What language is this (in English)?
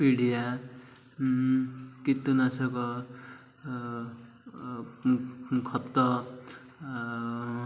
Odia